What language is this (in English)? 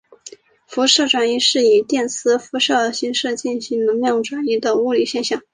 Chinese